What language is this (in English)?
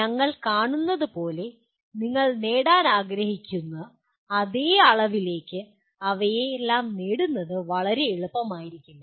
Malayalam